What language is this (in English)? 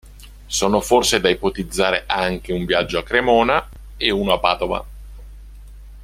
Italian